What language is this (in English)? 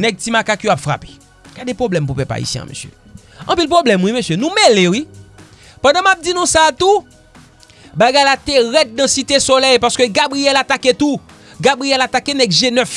French